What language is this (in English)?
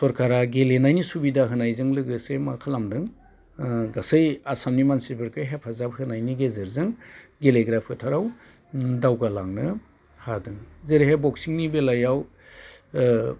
Bodo